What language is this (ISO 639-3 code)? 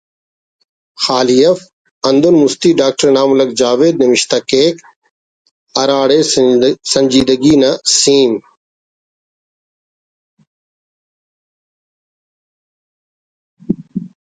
brh